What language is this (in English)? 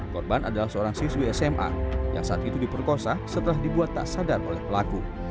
Indonesian